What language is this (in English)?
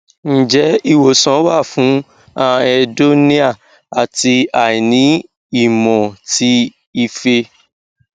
Yoruba